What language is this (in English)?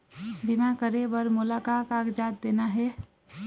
Chhattisgarhi